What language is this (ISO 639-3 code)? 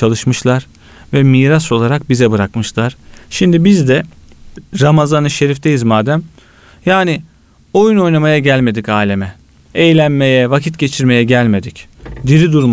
tur